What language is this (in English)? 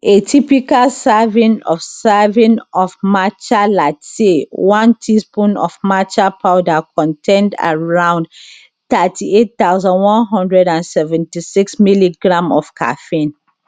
Nigerian Pidgin